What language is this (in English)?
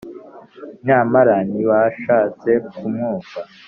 Kinyarwanda